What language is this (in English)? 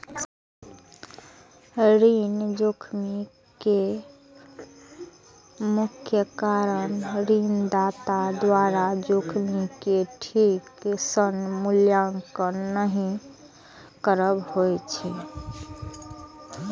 Maithili